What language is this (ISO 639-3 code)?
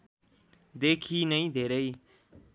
nep